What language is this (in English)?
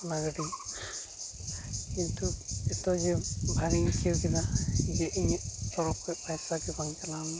Santali